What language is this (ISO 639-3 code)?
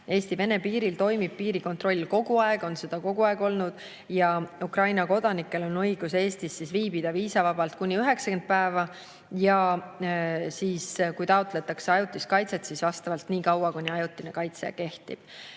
est